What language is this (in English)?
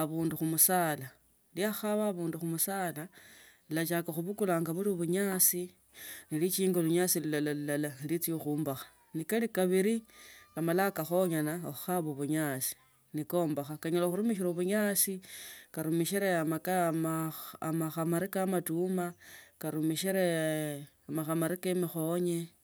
Tsotso